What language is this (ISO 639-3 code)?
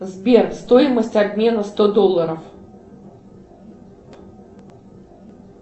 rus